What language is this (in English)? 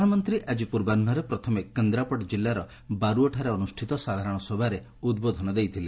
Odia